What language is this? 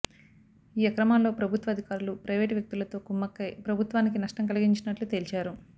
Telugu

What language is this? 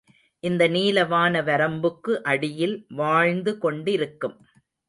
Tamil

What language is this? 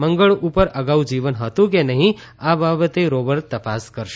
Gujarati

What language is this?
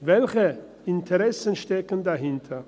Swiss German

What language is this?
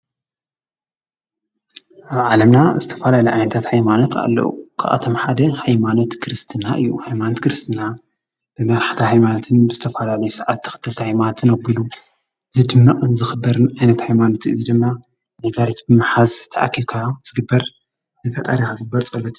Tigrinya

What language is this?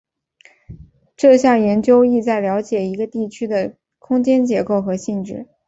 Chinese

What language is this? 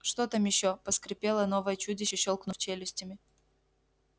Russian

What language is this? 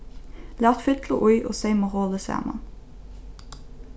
Faroese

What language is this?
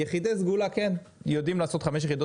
Hebrew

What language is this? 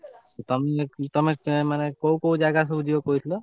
Odia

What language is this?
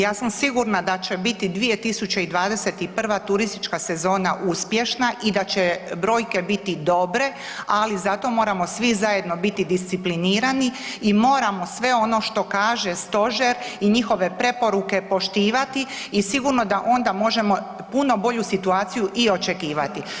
Croatian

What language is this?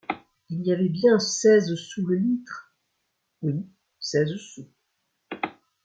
French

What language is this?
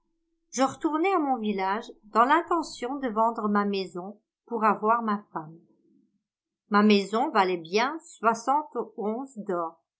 French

